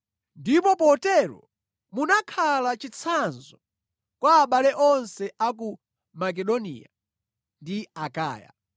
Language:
Nyanja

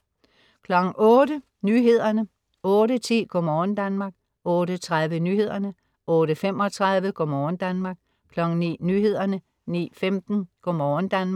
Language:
Danish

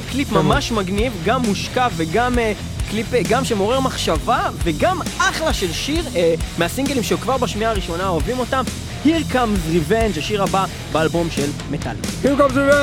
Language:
Hebrew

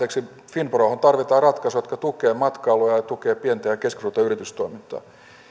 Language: Finnish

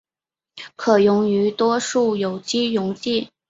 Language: Chinese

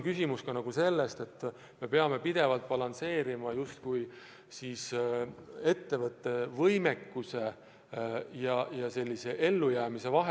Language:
Estonian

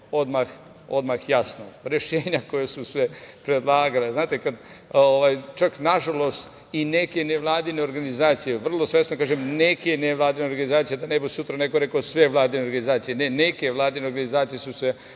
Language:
Serbian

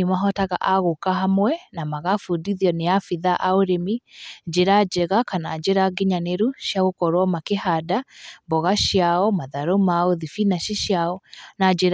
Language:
Kikuyu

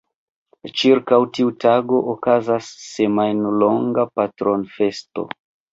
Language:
Esperanto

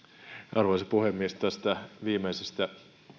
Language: Finnish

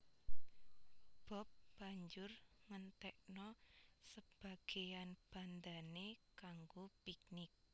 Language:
Javanese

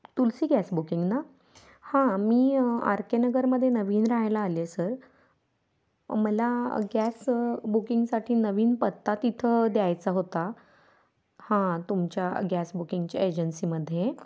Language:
Marathi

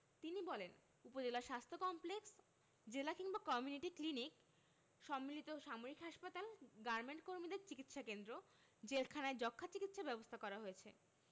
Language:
Bangla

